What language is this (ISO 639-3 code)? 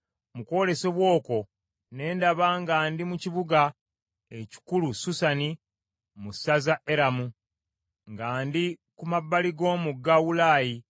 lug